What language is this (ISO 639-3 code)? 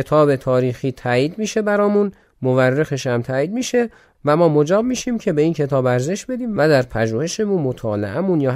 fas